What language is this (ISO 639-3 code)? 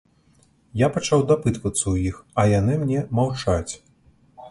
bel